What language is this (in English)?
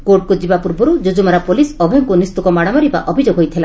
Odia